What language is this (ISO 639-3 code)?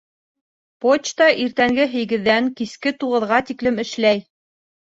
bak